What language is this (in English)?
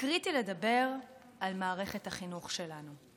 Hebrew